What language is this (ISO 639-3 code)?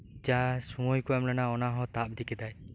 sat